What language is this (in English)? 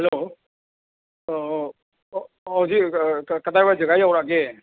Manipuri